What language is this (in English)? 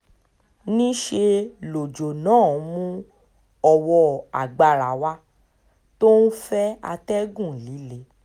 Yoruba